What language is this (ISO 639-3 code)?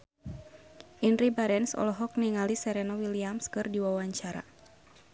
sun